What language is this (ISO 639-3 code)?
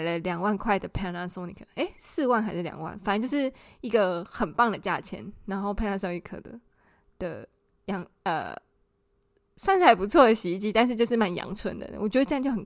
zho